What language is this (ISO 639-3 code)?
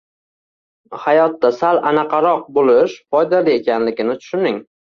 uzb